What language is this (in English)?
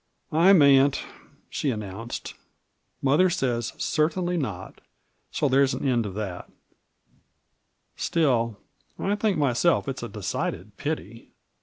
English